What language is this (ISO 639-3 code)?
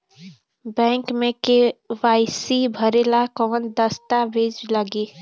bho